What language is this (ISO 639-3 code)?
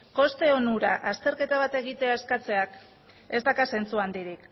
eus